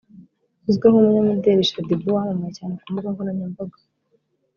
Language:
Kinyarwanda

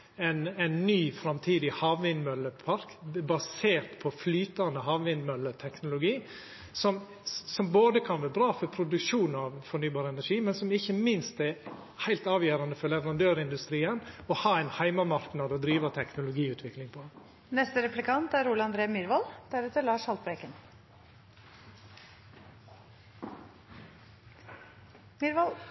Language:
Norwegian Nynorsk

